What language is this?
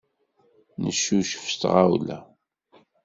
Kabyle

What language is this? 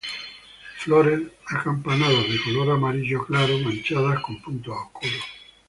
Spanish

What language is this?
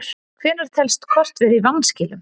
Icelandic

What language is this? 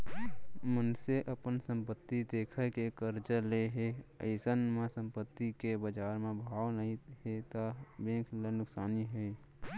Chhattisgarhi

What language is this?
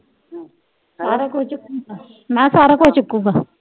Punjabi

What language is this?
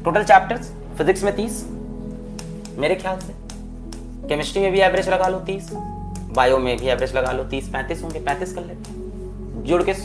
Hindi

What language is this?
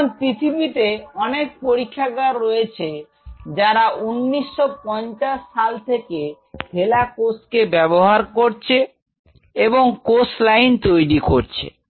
Bangla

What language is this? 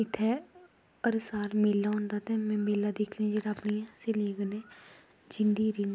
Dogri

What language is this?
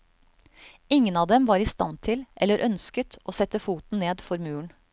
Norwegian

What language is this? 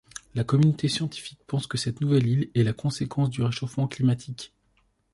French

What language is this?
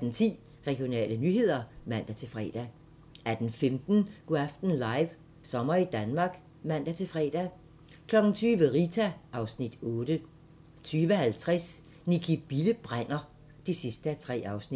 Danish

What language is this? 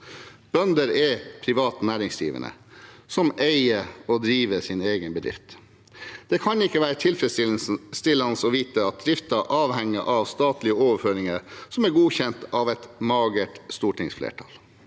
Norwegian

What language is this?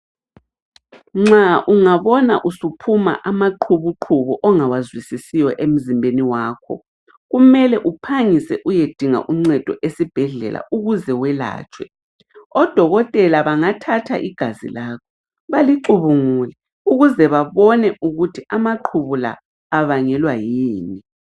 North Ndebele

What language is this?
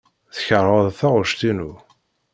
Kabyle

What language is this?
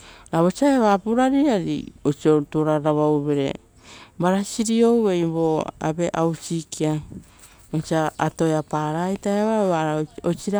Rotokas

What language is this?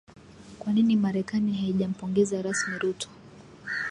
Swahili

